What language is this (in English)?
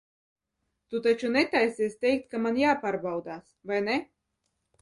Latvian